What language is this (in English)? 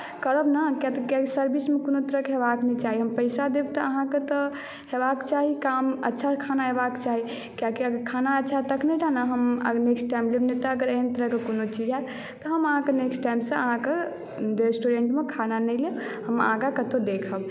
Maithili